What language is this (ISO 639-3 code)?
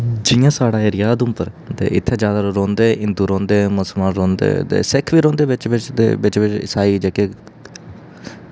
doi